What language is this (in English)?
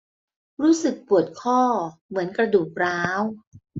Thai